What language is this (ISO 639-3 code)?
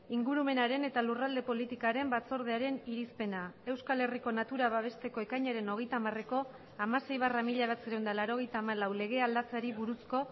eus